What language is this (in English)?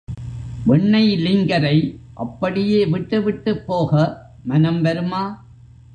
Tamil